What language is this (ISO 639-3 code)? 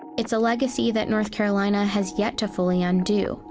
eng